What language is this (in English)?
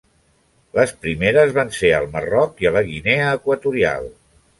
Catalan